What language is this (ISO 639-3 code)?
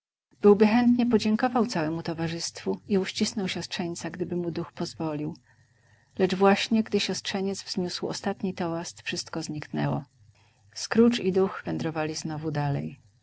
pol